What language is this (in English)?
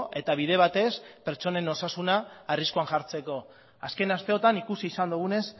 Basque